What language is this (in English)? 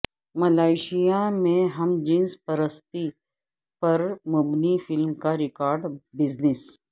Urdu